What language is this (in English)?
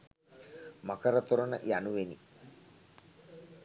Sinhala